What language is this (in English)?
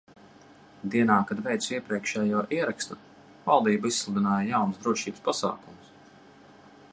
Latvian